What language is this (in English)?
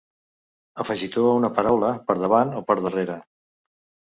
Catalan